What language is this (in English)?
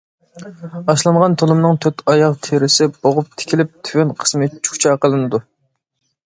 Uyghur